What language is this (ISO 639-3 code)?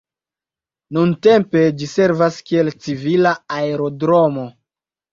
epo